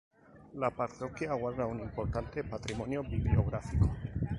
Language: Spanish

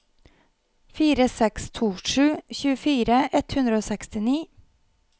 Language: Norwegian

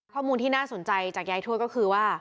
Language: Thai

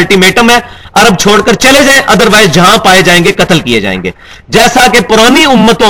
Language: Urdu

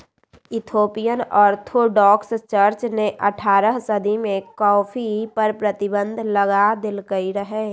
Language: Magahi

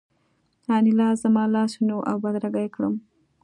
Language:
Pashto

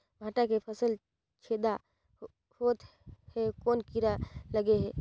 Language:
Chhattisgarhi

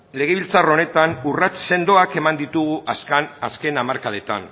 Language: Basque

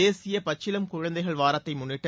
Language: Tamil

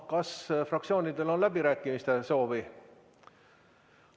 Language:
Estonian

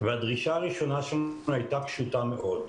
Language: Hebrew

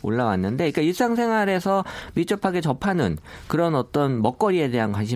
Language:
Korean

